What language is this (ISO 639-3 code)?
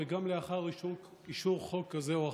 heb